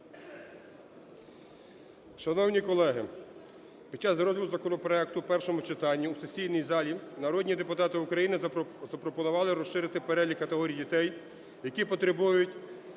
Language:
Ukrainian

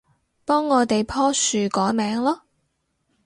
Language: Cantonese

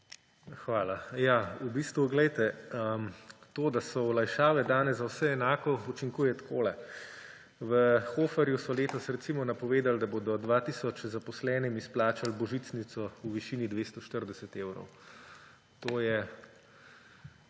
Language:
Slovenian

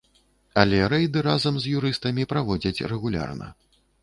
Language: Belarusian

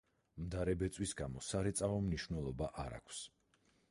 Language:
Georgian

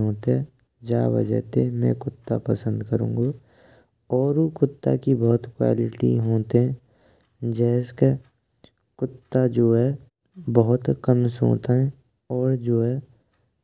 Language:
Braj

